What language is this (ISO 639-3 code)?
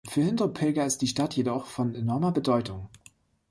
deu